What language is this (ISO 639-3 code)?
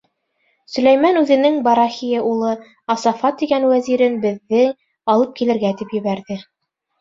bak